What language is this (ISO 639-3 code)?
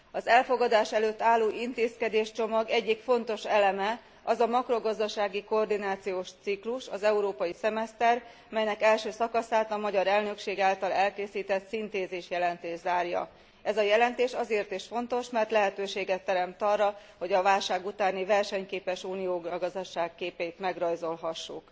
hun